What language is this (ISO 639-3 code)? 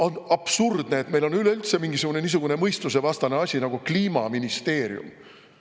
est